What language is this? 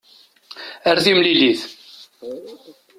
Kabyle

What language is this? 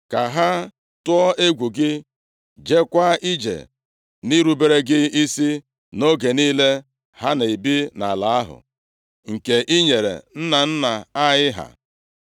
Igbo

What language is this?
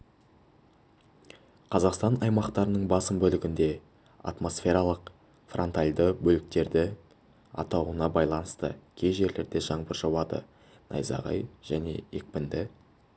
Kazakh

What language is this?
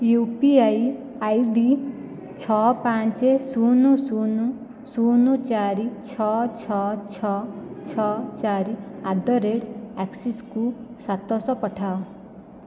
Odia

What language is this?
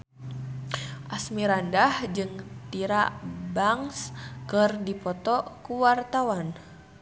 Sundanese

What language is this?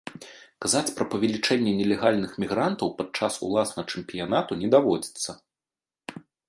Belarusian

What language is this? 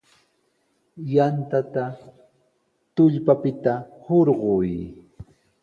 Sihuas Ancash Quechua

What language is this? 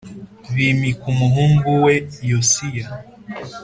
Kinyarwanda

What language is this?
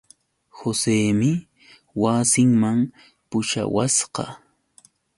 Yauyos Quechua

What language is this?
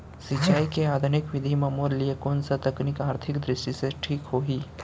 Chhattisgarhi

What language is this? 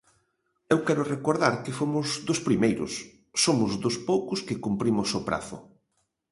Galician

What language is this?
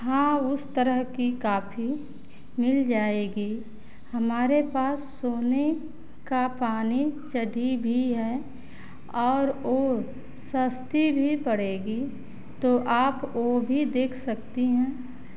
Hindi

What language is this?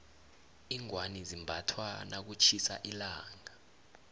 South Ndebele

